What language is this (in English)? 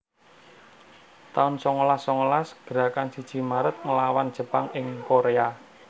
Javanese